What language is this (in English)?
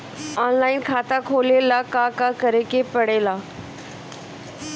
Bhojpuri